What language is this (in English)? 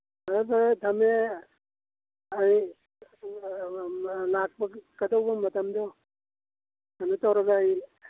Manipuri